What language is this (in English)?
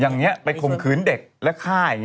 Thai